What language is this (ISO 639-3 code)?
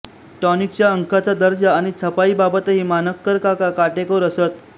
mar